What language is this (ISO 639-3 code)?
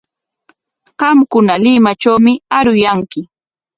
qwa